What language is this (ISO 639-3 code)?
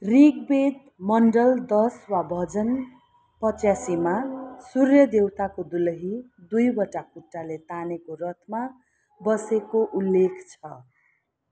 nep